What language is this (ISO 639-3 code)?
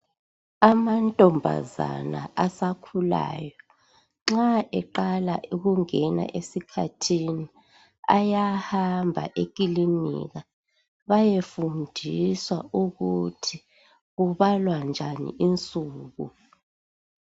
nde